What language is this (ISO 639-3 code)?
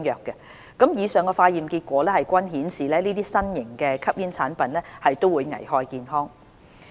yue